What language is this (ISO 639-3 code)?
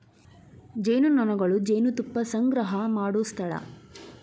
kan